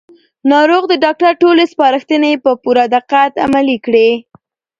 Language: Pashto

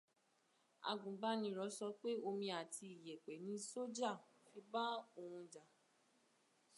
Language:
Yoruba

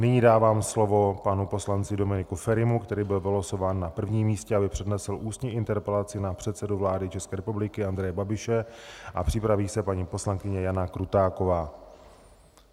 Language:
Czech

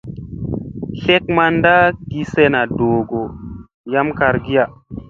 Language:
Musey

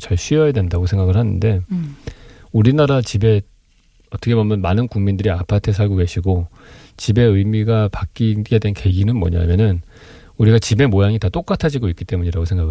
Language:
Korean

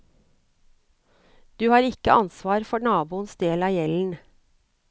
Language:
Norwegian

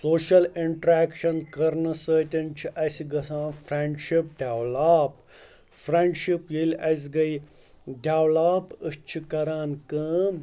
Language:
Kashmiri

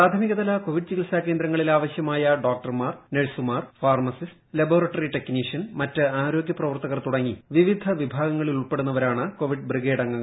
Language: Malayalam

